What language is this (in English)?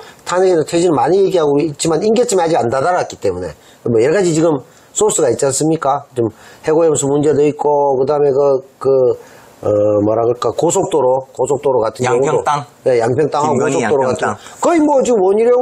Korean